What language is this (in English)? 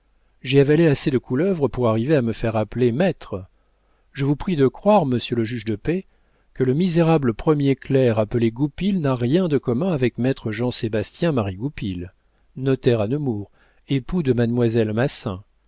French